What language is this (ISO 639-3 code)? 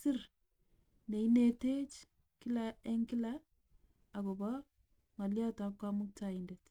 kln